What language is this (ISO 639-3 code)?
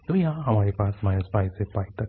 hin